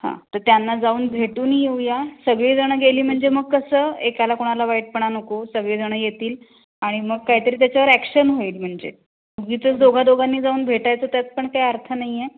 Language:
Marathi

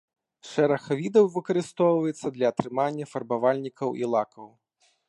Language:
Belarusian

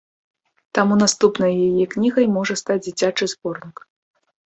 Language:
Belarusian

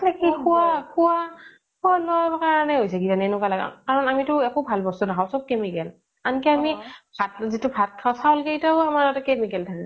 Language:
Assamese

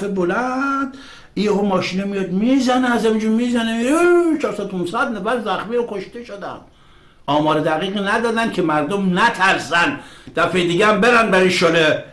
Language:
Persian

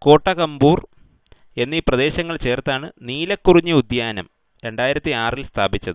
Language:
Hindi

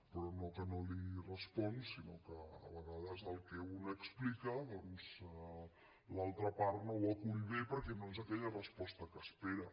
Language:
Catalan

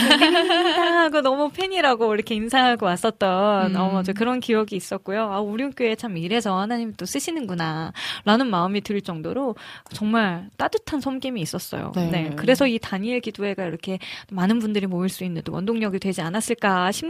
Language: Korean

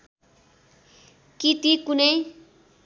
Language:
Nepali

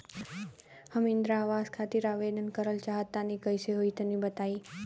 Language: Bhojpuri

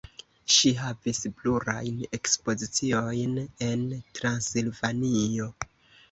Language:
Esperanto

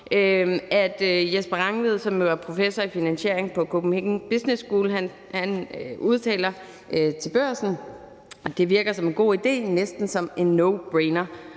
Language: Danish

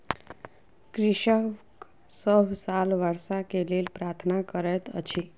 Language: Maithili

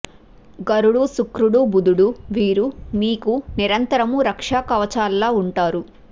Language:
Telugu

